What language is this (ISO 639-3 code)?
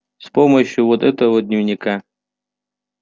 rus